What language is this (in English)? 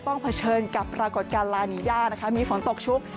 Thai